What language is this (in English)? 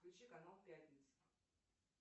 Russian